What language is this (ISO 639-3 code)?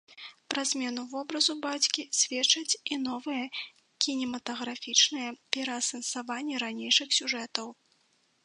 bel